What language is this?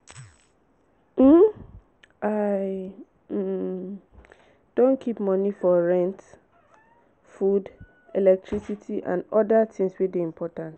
Nigerian Pidgin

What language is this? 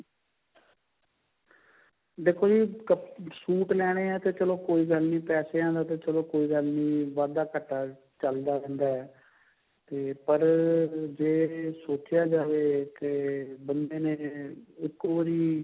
Punjabi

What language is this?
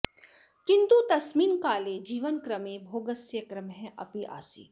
Sanskrit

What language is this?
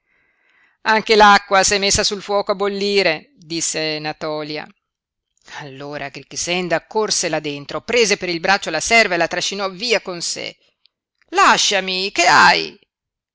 Italian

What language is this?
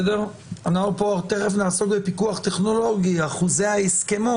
Hebrew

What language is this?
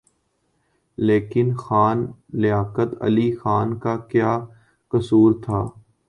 Urdu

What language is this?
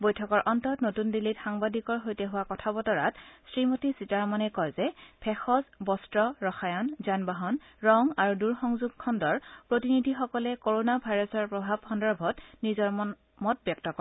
Assamese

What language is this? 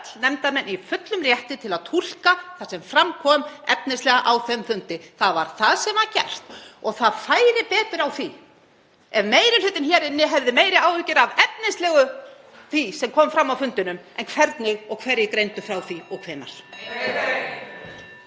Icelandic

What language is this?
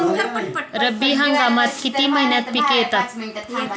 Marathi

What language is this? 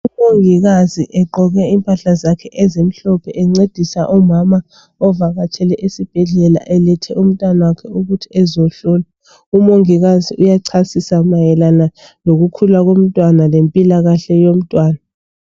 North Ndebele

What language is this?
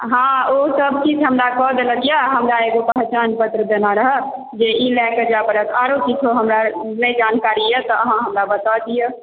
Maithili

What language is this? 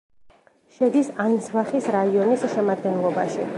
Georgian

